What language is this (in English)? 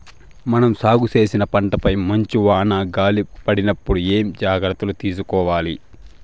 Telugu